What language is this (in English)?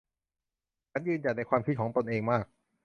Thai